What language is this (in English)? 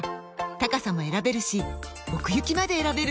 Japanese